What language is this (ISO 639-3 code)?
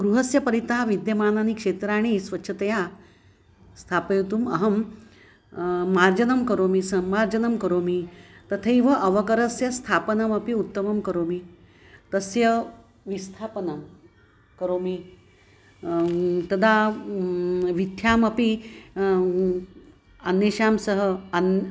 san